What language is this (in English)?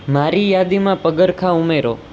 Gujarati